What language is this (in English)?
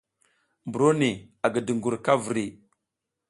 South Giziga